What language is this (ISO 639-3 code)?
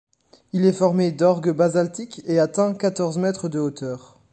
fra